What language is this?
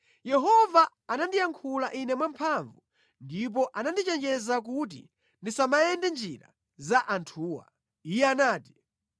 Nyanja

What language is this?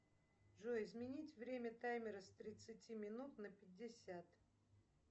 Russian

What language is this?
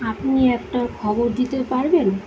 Bangla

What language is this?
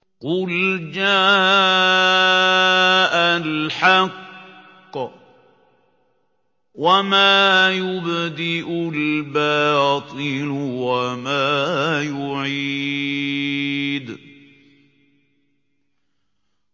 Arabic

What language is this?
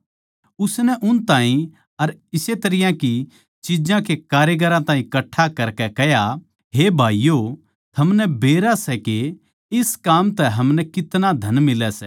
Haryanvi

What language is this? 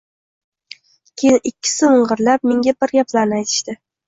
Uzbek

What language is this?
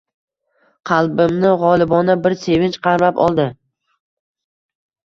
Uzbek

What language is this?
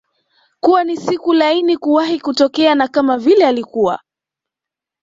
Swahili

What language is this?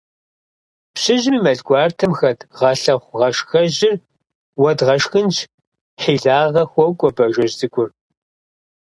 Kabardian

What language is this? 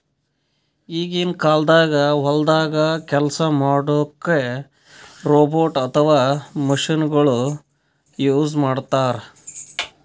Kannada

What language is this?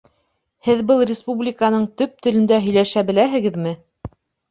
Bashkir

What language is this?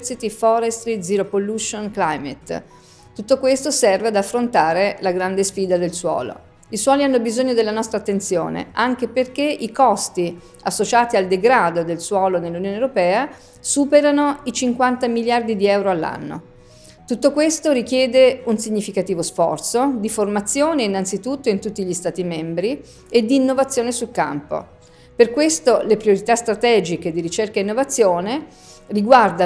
Italian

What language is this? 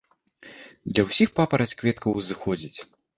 Belarusian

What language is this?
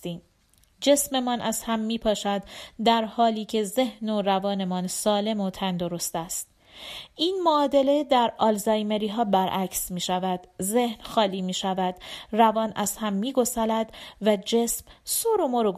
Persian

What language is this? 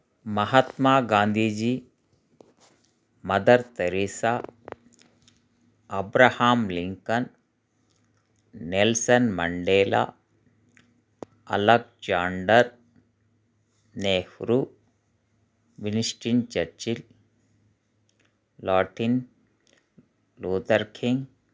Telugu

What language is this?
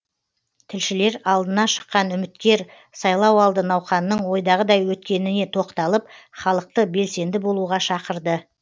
Kazakh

